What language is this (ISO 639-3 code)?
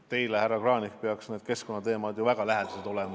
est